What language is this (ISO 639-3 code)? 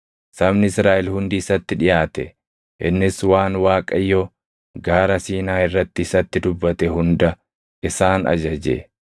orm